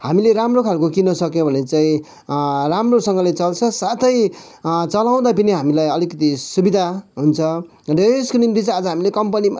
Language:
Nepali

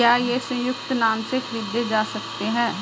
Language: Hindi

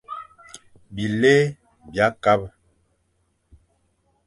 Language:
Fang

